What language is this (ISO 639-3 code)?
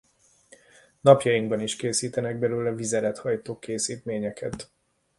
hun